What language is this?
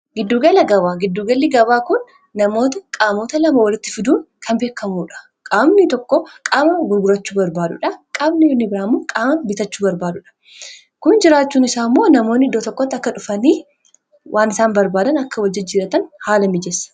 Oromo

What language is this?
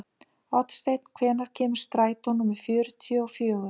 Icelandic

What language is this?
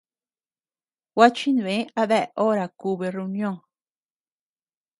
Tepeuxila Cuicatec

